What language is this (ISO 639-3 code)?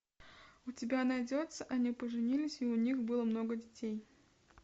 rus